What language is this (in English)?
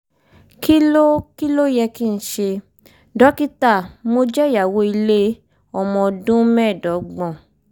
Yoruba